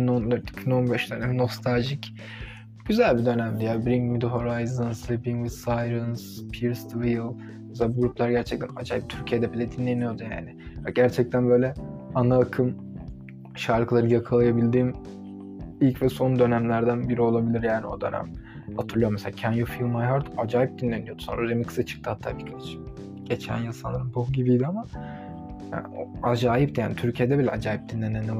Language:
Turkish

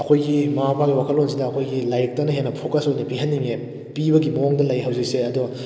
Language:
Manipuri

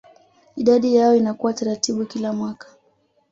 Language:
Swahili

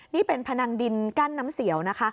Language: Thai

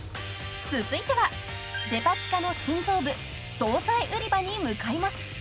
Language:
Japanese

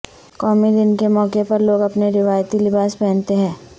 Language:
Urdu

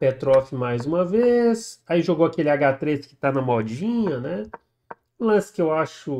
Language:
Portuguese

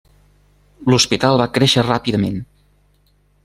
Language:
Catalan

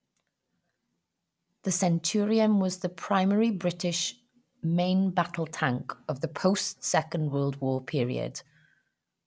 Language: English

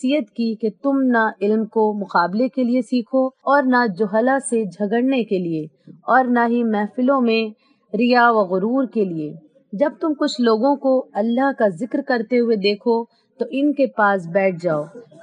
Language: Urdu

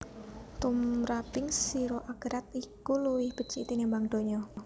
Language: Javanese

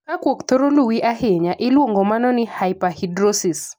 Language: Luo (Kenya and Tanzania)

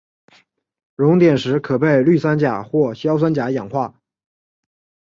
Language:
Chinese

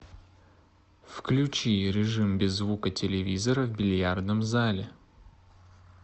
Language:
Russian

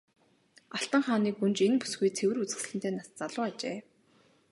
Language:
Mongolian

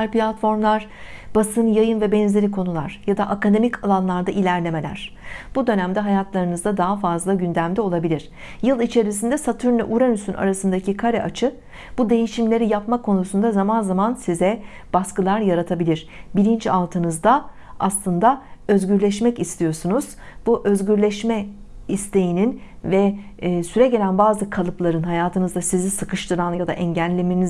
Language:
Turkish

